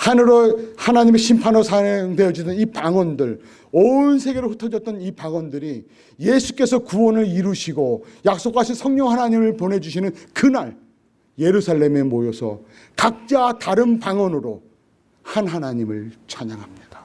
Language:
Korean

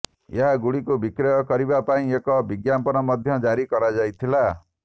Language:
Odia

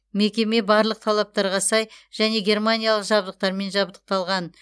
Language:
Kazakh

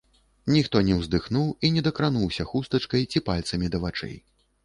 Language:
Belarusian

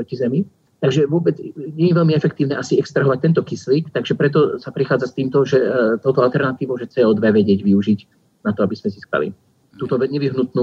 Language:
Slovak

